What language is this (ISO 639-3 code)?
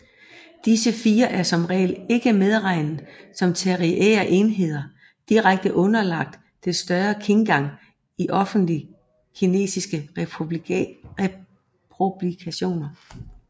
dan